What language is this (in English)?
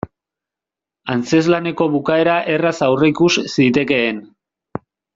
Basque